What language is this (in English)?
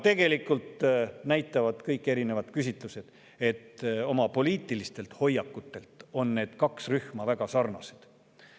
Estonian